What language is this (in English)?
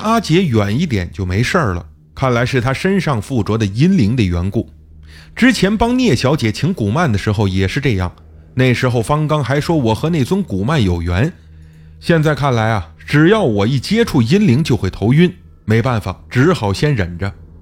Chinese